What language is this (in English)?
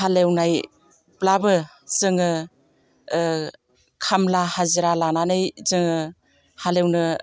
Bodo